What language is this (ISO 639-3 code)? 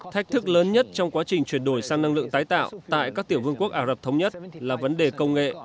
vie